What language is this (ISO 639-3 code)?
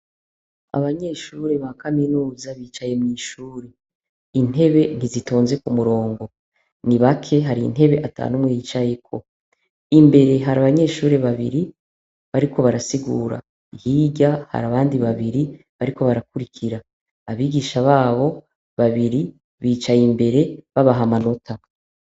run